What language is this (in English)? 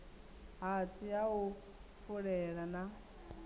Venda